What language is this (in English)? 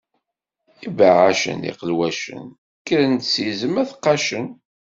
Kabyle